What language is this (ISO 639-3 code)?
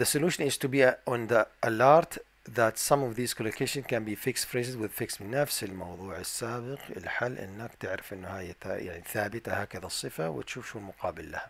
ara